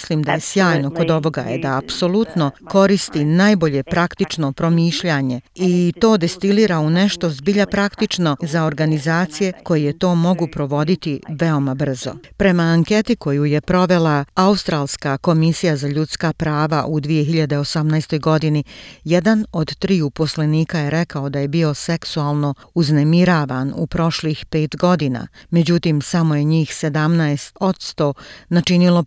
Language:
Croatian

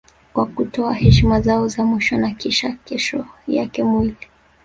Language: Swahili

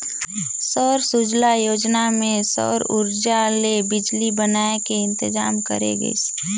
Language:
Chhattisgarhi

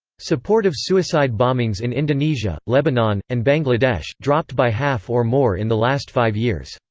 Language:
English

